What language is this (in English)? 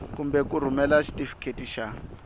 Tsonga